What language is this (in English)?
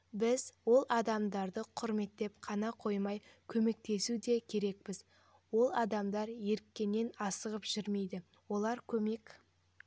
Kazakh